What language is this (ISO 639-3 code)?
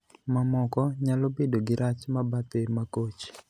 luo